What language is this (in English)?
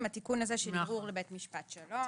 Hebrew